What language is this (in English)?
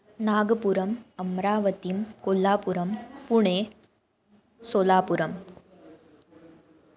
Sanskrit